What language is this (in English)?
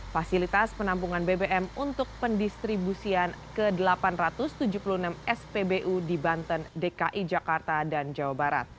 Indonesian